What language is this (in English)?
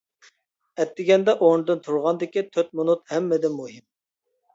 Uyghur